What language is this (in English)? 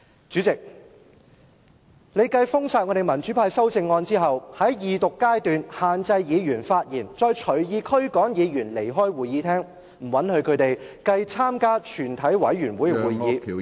Cantonese